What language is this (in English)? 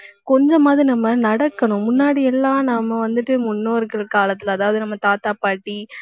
Tamil